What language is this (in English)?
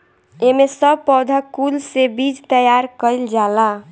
Bhojpuri